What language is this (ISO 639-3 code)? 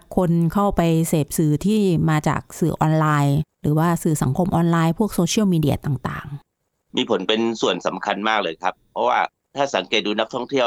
tha